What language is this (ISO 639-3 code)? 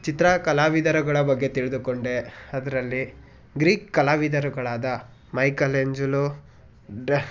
kan